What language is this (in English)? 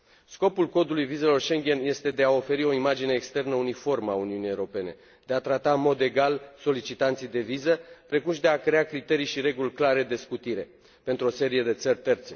Romanian